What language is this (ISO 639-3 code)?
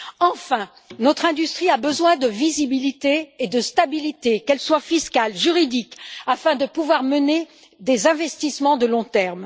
fra